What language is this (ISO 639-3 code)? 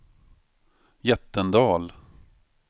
swe